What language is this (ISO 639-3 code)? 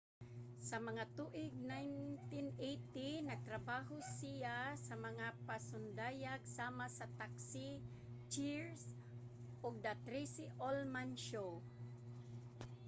ceb